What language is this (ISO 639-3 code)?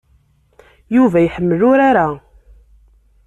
kab